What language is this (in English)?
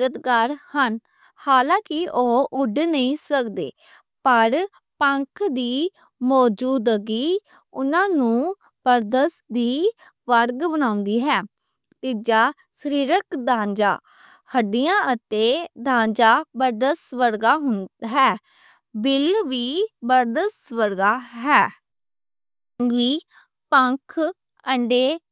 Western Panjabi